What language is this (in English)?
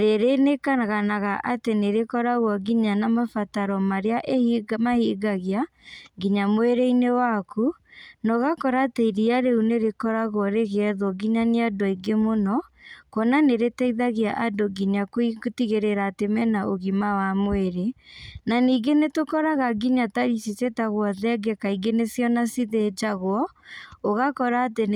Kikuyu